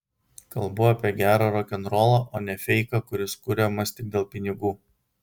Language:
Lithuanian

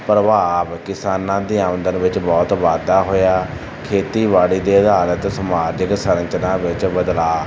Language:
Punjabi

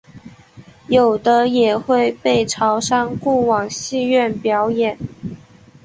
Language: Chinese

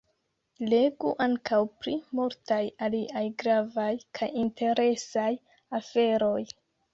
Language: Esperanto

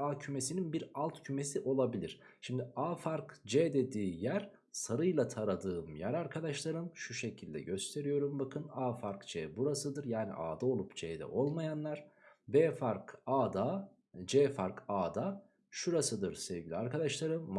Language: Turkish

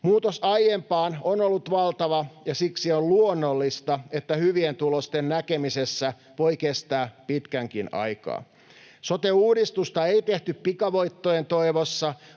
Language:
Finnish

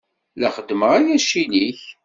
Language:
Kabyle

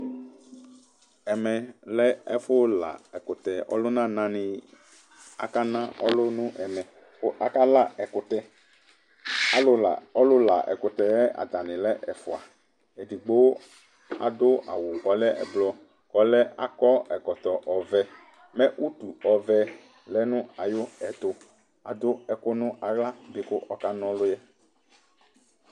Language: Ikposo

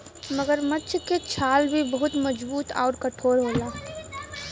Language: Bhojpuri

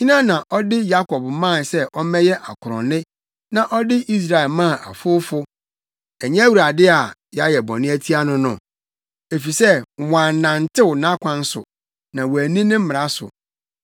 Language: Akan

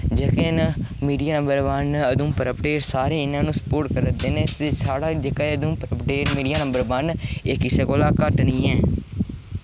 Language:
Dogri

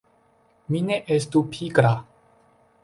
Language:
Esperanto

